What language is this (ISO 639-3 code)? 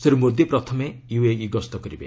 ori